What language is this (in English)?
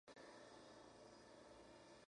Spanish